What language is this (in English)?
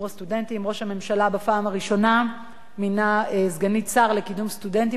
Hebrew